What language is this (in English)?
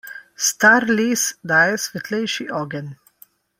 Slovenian